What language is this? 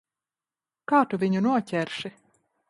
Latvian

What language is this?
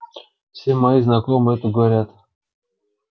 Russian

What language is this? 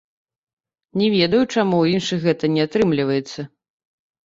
Belarusian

